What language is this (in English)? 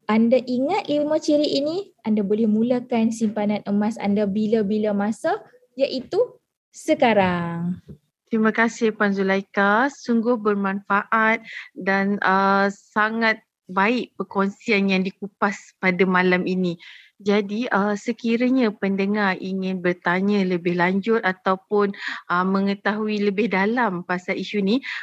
Malay